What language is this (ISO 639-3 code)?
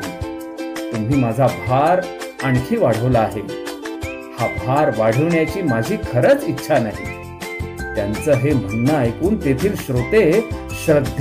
mar